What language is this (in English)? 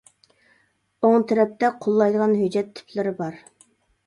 Uyghur